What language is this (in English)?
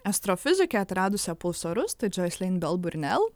Lithuanian